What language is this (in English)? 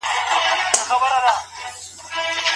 Pashto